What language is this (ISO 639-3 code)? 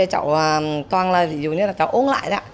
vie